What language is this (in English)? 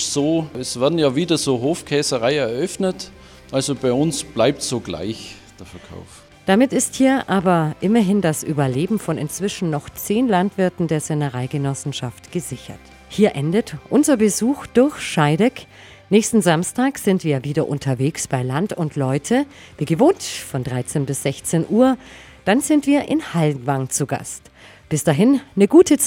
German